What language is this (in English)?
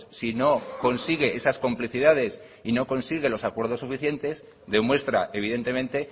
Spanish